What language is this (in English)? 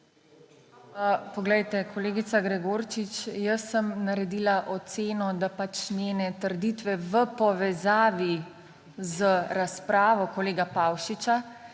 Slovenian